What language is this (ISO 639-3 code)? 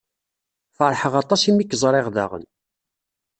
kab